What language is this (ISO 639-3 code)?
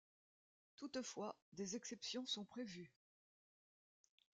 fra